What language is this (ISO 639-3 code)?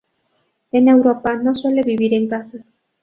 spa